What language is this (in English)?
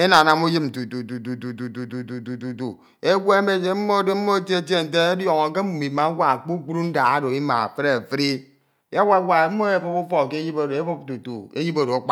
Ito